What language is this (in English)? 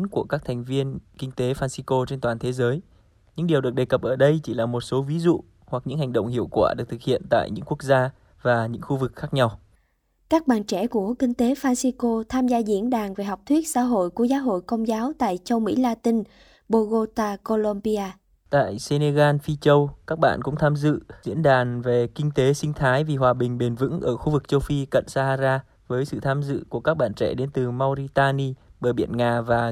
Vietnamese